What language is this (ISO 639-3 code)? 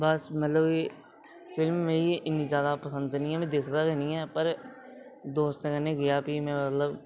doi